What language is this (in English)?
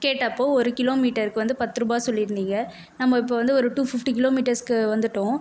Tamil